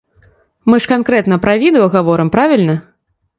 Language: Belarusian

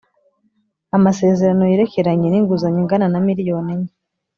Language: Kinyarwanda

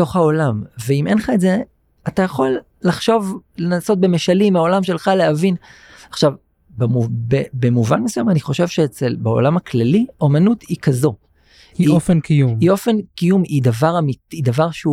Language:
Hebrew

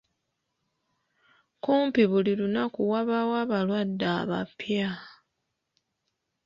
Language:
Ganda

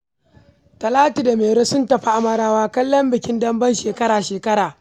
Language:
Hausa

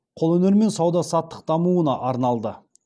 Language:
Kazakh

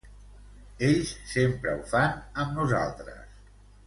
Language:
Catalan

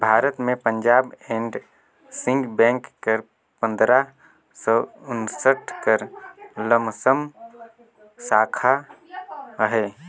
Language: Chhattisgarhi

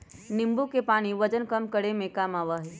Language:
Magahi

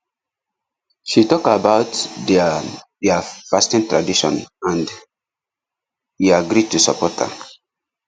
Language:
Nigerian Pidgin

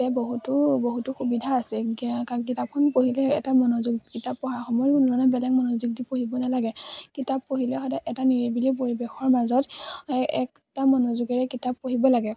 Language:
Assamese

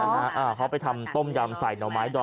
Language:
Thai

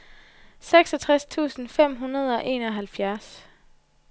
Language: Danish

